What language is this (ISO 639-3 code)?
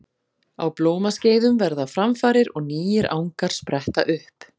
isl